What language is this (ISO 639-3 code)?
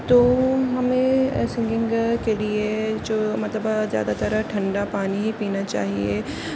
urd